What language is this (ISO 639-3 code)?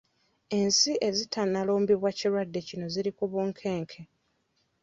lug